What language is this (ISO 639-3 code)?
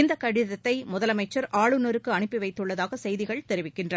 tam